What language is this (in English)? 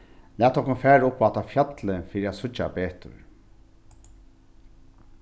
Faroese